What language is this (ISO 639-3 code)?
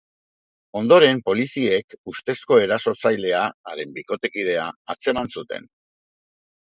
eus